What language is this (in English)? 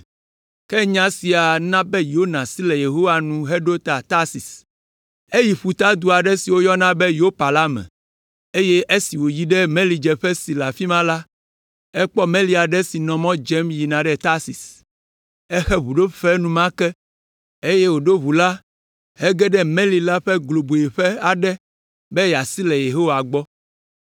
Ewe